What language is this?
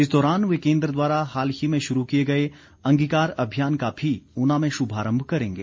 Hindi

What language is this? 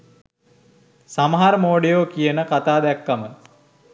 Sinhala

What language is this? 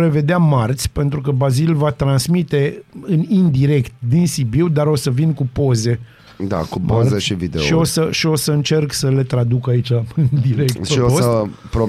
Romanian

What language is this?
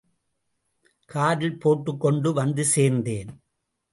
Tamil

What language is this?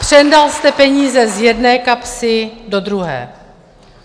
Czech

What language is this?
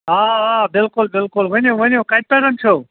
Kashmiri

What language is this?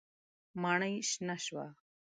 Pashto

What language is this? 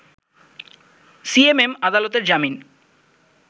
Bangla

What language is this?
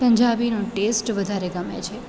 Gujarati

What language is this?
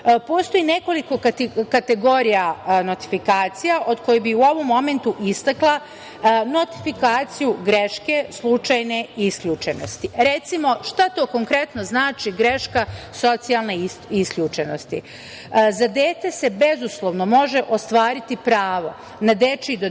Serbian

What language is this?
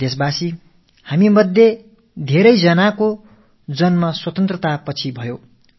Tamil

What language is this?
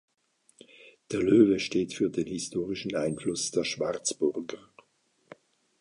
German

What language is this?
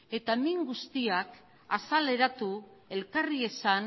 Basque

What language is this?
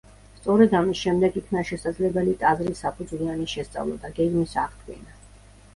Georgian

